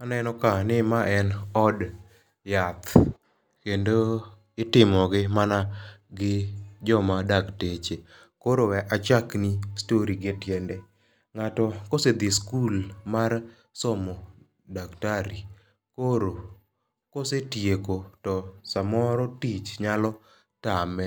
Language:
Luo (Kenya and Tanzania)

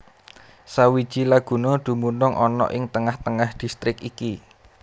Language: Javanese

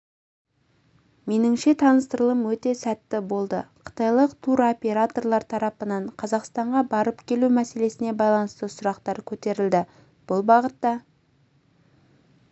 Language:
Kazakh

